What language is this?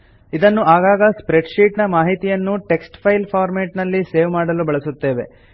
Kannada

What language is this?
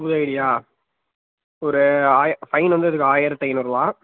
Tamil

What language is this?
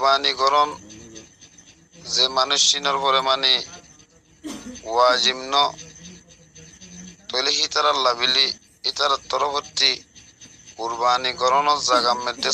Indonesian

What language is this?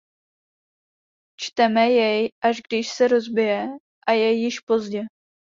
Czech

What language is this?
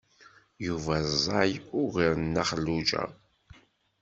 Kabyle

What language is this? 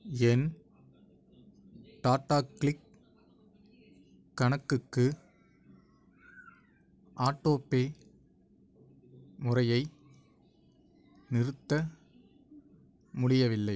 Tamil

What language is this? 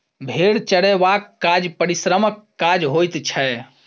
Maithili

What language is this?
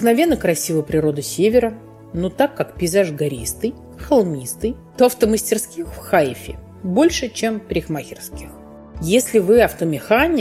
Russian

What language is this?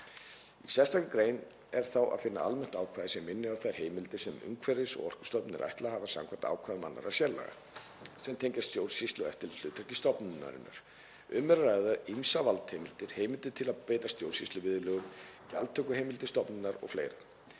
Icelandic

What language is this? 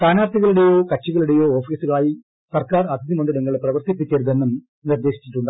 Malayalam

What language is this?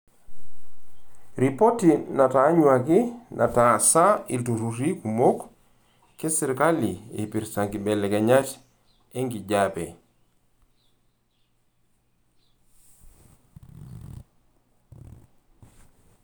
Masai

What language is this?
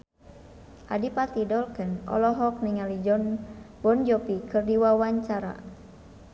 Sundanese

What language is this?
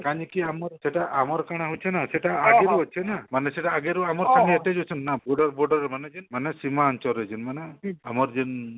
Odia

